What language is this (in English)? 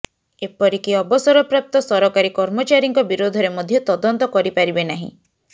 Odia